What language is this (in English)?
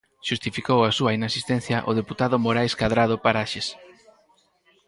Galician